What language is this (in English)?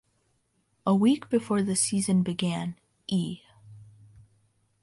English